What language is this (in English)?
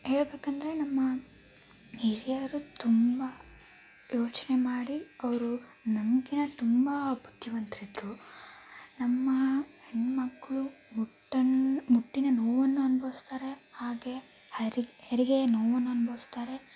Kannada